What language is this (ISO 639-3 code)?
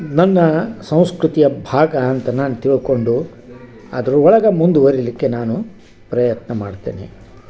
kan